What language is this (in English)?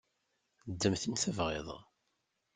Kabyle